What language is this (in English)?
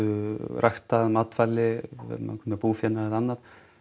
Icelandic